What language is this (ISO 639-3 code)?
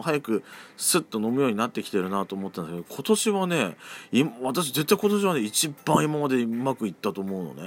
jpn